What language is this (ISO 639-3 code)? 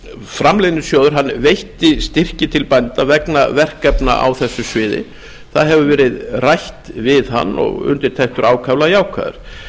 isl